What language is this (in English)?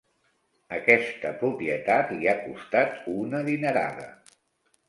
Catalan